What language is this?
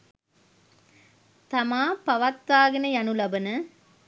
Sinhala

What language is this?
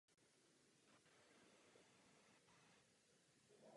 Czech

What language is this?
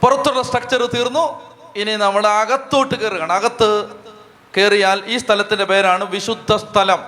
Malayalam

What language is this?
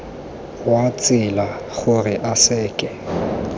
Tswana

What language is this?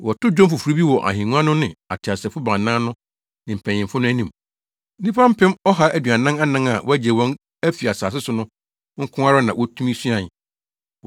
Akan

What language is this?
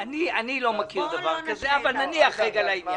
Hebrew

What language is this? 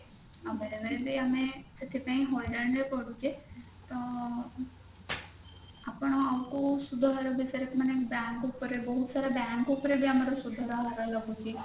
Odia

